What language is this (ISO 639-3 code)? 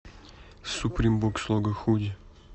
rus